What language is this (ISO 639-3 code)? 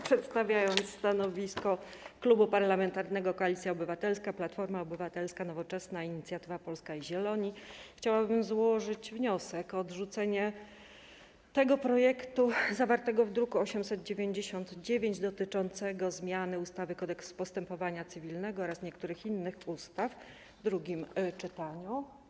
pol